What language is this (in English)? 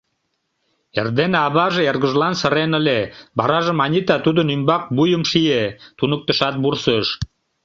Mari